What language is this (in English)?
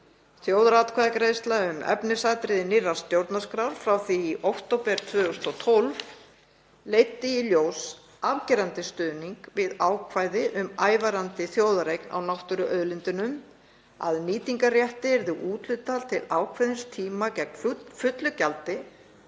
Icelandic